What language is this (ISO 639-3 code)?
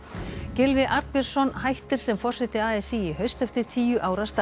isl